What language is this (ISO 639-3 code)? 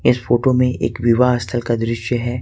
hin